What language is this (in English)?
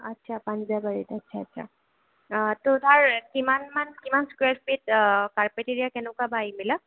Assamese